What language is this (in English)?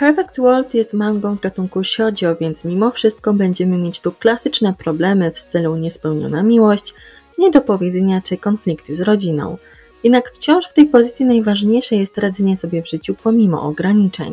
Polish